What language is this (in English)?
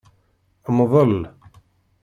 Kabyle